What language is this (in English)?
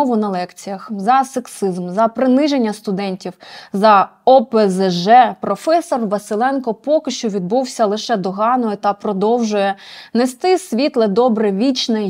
Ukrainian